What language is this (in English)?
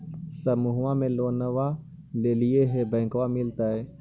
Magahi